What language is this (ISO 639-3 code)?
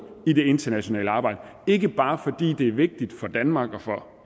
dan